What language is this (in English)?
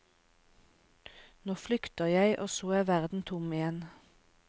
Norwegian